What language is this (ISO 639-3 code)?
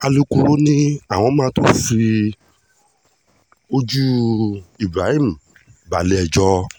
yor